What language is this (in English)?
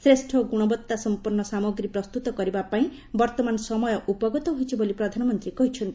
Odia